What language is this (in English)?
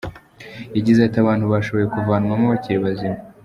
Kinyarwanda